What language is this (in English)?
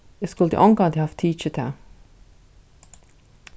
Faroese